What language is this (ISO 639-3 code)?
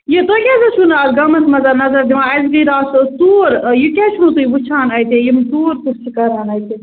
kas